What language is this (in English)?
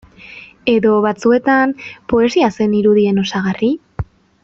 Basque